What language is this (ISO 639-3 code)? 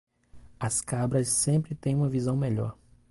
por